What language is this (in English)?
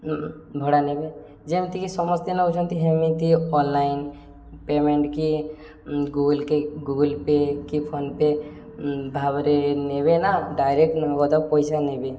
Odia